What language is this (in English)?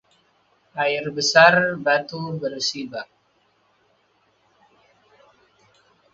Indonesian